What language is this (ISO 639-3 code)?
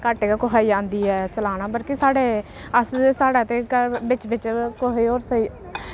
doi